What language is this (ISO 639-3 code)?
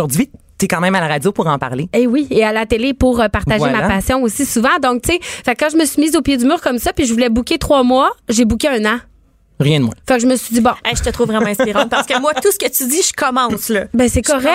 fra